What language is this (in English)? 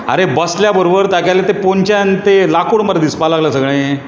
Konkani